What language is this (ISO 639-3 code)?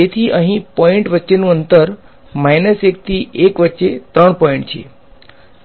guj